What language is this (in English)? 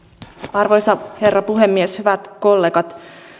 Finnish